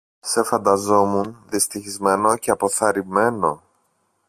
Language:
Greek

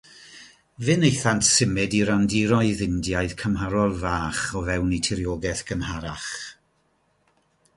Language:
Welsh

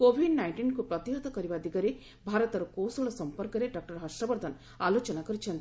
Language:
Odia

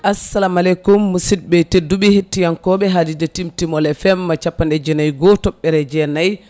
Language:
Fula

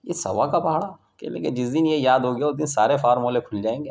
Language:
Urdu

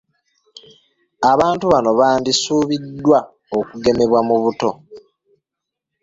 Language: Ganda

